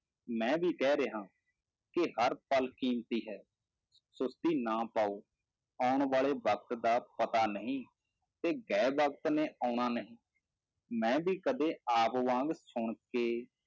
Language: Punjabi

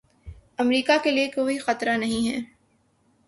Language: Urdu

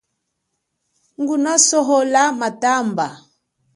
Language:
Chokwe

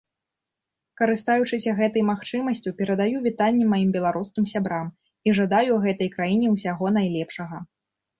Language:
Belarusian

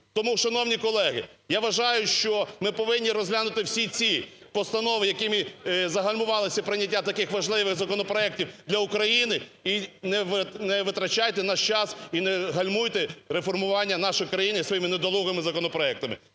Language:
Ukrainian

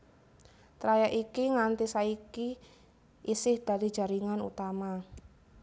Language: Javanese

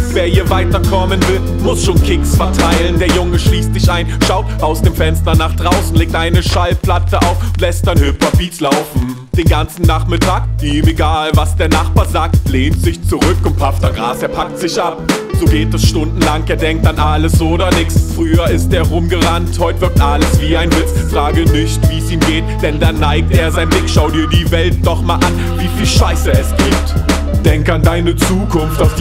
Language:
German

